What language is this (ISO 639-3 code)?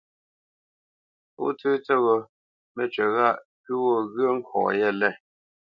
bce